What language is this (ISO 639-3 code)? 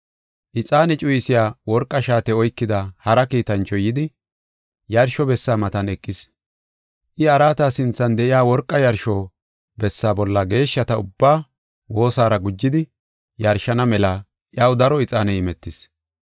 gof